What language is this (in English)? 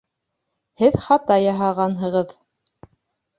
Bashkir